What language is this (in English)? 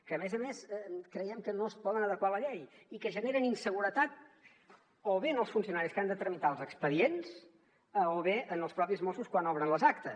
Catalan